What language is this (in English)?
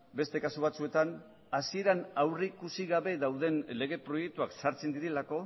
Basque